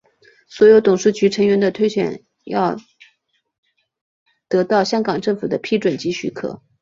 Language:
Chinese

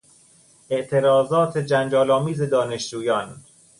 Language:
Persian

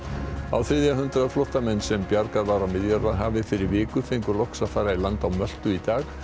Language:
Icelandic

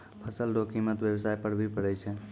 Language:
Maithili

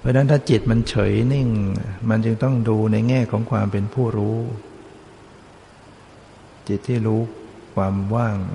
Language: Thai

